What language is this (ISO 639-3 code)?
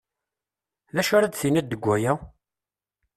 kab